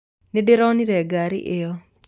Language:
Kikuyu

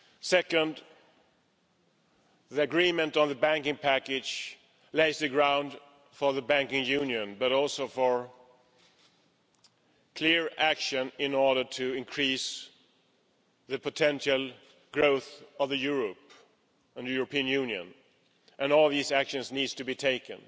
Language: English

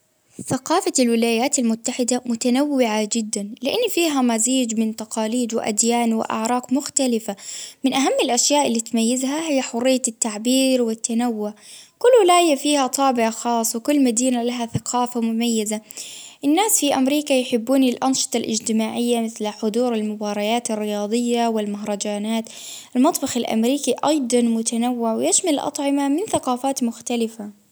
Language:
Baharna Arabic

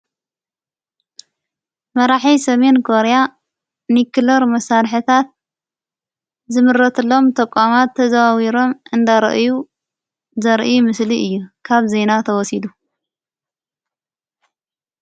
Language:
Tigrinya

